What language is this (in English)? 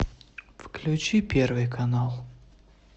Russian